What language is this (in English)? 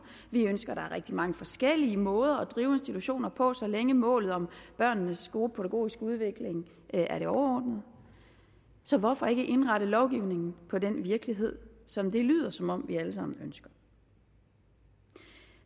Danish